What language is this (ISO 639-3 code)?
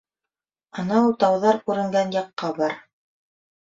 bak